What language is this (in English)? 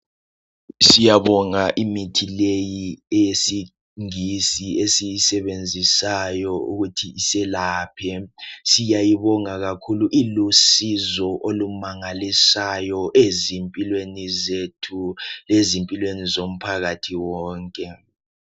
North Ndebele